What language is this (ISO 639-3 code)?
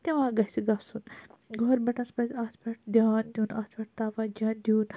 kas